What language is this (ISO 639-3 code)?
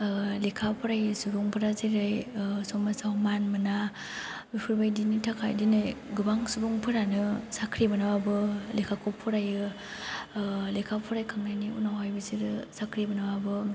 brx